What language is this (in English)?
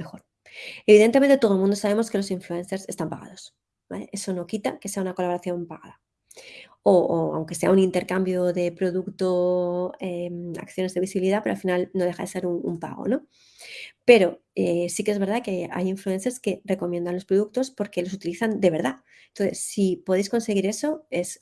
Spanish